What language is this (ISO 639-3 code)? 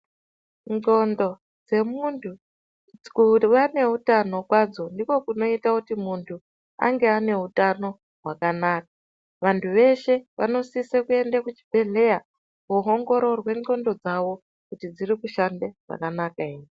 ndc